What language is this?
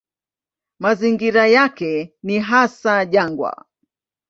Swahili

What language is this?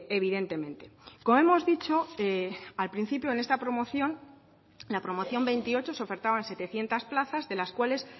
Spanish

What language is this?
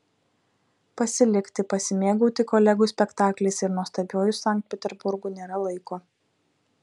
Lithuanian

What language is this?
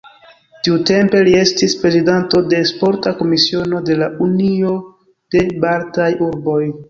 Esperanto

